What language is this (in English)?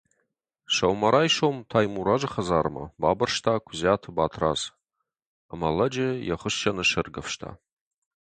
Ossetic